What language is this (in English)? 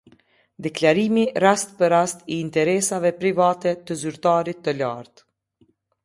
Albanian